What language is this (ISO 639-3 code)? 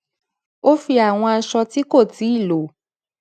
yor